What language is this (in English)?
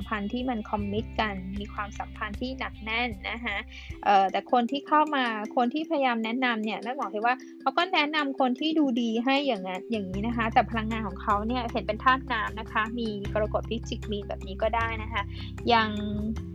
Thai